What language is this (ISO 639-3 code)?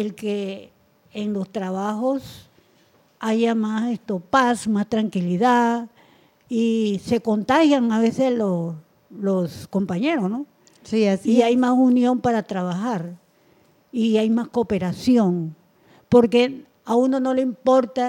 spa